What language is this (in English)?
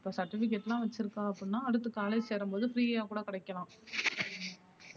Tamil